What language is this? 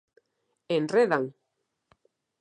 Galician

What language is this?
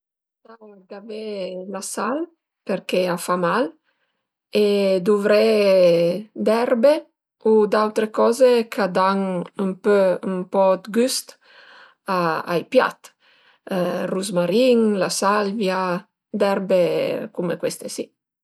Piedmontese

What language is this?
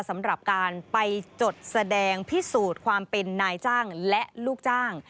Thai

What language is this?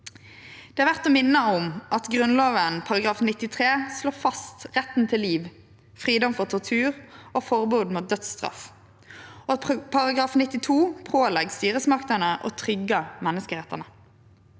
Norwegian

